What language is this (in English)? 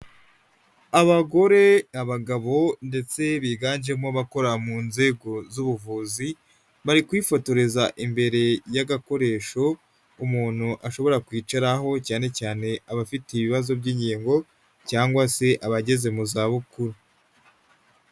Kinyarwanda